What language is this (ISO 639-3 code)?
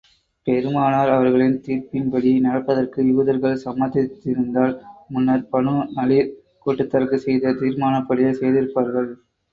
tam